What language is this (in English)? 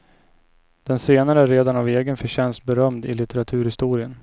Swedish